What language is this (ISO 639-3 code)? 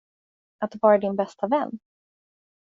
swe